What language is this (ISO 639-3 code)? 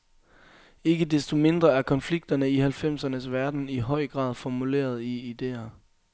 dan